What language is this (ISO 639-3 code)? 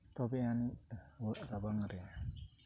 sat